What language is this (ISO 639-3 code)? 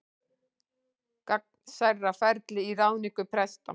isl